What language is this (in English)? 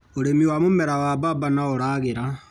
Kikuyu